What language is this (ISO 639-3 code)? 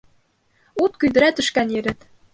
bak